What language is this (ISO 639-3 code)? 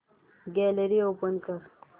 mar